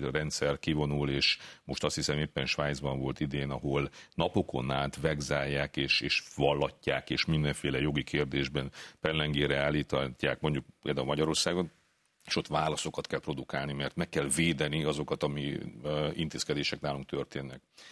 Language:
Hungarian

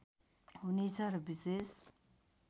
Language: Nepali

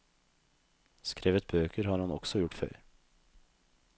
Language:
Norwegian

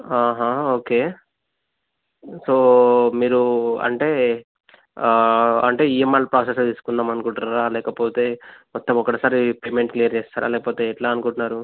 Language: Telugu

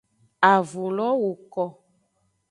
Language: Aja (Benin)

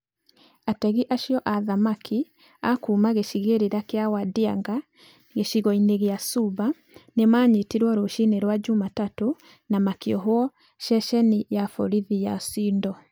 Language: Kikuyu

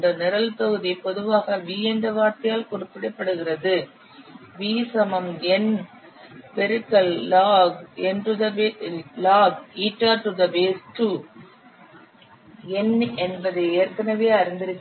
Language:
Tamil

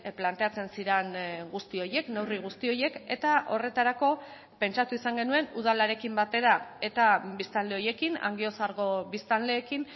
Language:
Basque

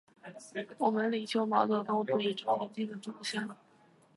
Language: Chinese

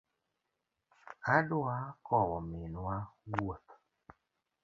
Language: Luo (Kenya and Tanzania)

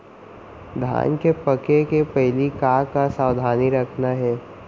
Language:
Chhattisgarhi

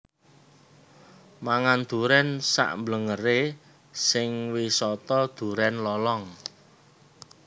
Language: Javanese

